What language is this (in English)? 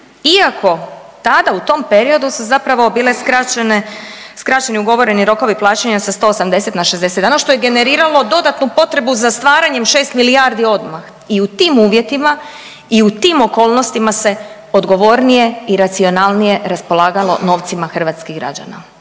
Croatian